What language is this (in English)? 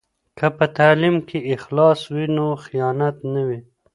Pashto